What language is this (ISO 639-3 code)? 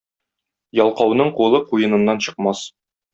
tat